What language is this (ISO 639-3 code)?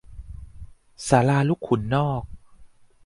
tha